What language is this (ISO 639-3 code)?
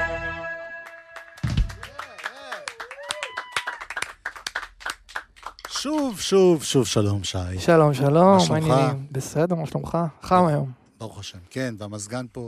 heb